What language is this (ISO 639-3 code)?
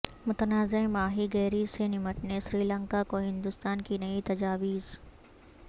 urd